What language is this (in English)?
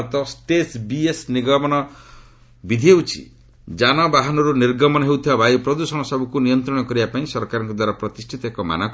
Odia